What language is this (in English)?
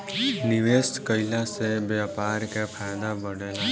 Bhojpuri